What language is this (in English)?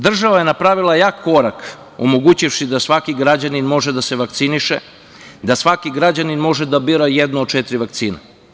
Serbian